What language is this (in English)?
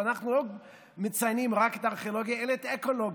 Hebrew